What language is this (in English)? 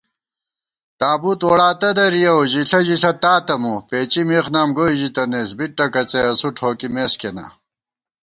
Gawar-Bati